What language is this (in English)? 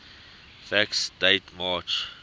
English